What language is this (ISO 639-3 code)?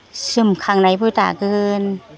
brx